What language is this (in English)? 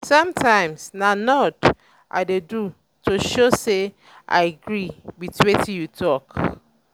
Nigerian Pidgin